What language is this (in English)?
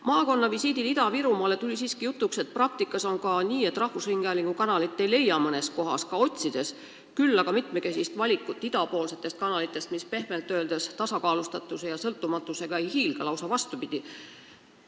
Estonian